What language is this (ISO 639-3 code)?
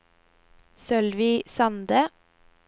nor